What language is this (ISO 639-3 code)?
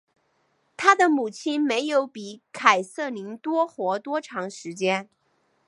zho